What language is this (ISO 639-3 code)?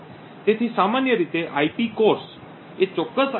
guj